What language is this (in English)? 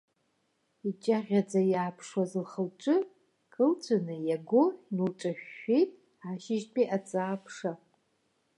Abkhazian